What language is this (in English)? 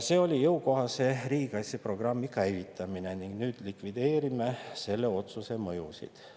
Estonian